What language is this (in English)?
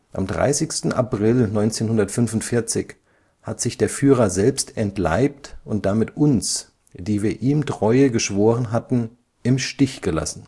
German